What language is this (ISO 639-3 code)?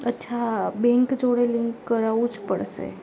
guj